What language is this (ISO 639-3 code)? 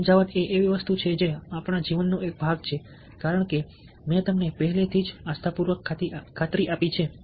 guj